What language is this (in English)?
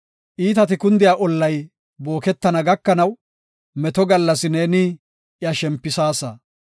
Gofa